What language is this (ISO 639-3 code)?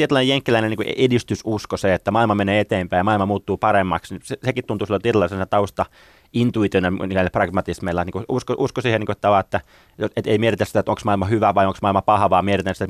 fin